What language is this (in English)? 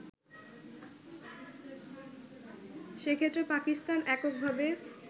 Bangla